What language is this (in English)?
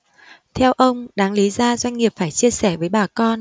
Vietnamese